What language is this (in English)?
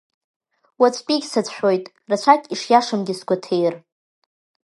Abkhazian